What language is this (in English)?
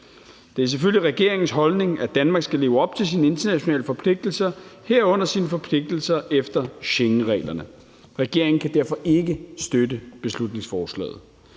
Danish